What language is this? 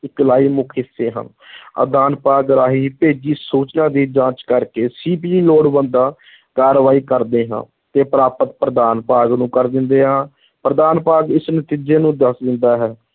Punjabi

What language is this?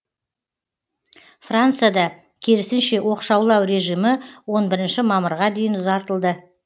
Kazakh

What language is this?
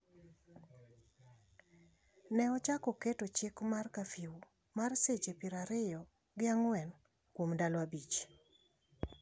Luo (Kenya and Tanzania)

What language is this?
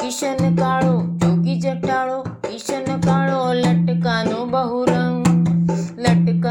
Gujarati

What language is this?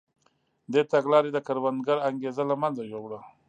Pashto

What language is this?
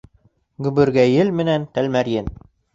Bashkir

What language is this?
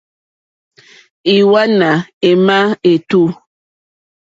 Mokpwe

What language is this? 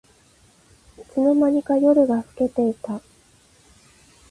Japanese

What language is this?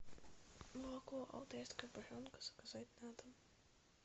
Russian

